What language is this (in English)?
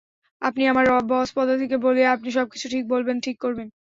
Bangla